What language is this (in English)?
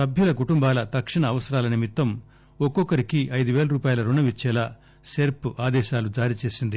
Telugu